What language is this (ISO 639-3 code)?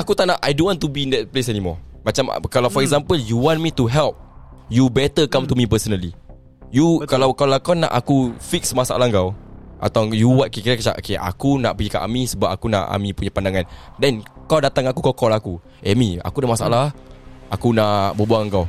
msa